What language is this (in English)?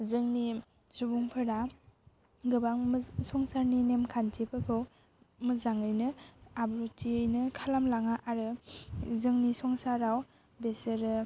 Bodo